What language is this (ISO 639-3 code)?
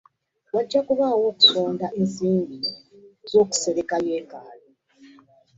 lug